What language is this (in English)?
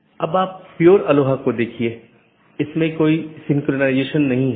Hindi